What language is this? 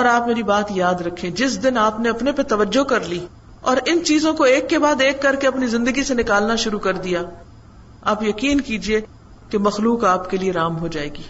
Urdu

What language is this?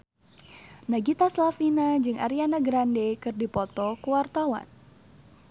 Sundanese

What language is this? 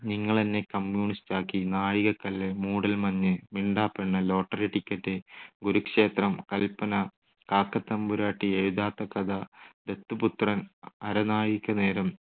Malayalam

